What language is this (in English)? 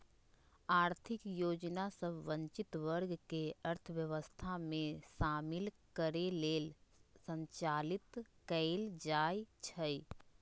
Magahi